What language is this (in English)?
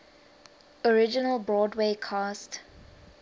English